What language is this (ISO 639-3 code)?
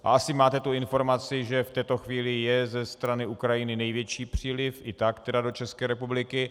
ces